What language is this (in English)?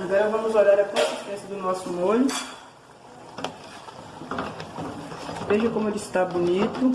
Portuguese